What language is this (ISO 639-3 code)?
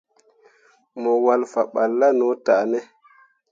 mua